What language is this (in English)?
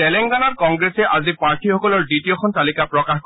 Assamese